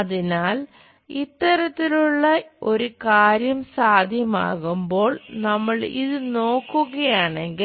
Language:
Malayalam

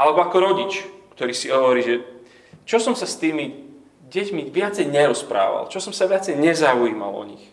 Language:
Slovak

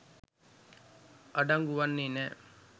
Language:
Sinhala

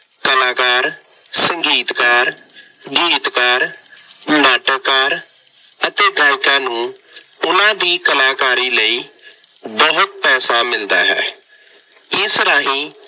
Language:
Punjabi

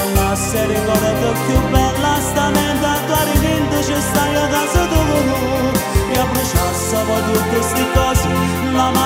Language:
Romanian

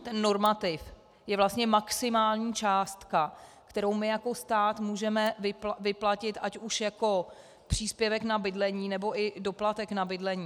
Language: Czech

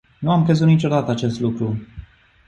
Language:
Romanian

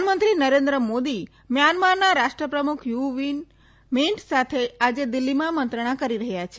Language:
Gujarati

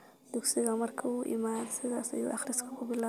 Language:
Somali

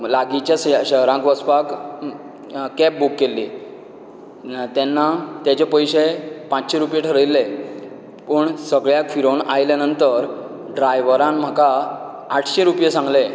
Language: Konkani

